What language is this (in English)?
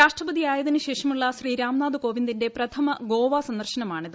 Malayalam